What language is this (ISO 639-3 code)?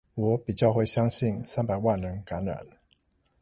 zho